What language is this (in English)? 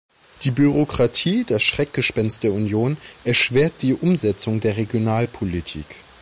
German